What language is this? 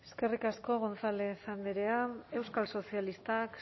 Basque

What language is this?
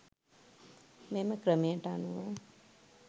Sinhala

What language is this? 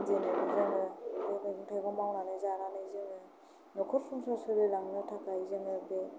Bodo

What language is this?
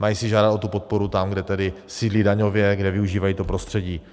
Czech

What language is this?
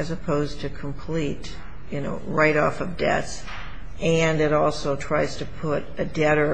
English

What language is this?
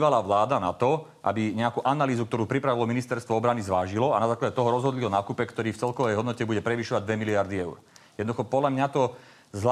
Slovak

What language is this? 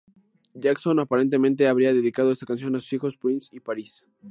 Spanish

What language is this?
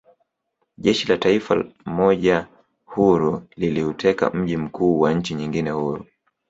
Swahili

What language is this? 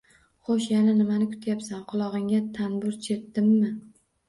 Uzbek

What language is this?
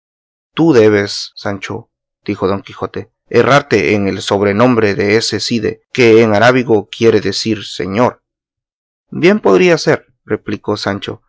Spanish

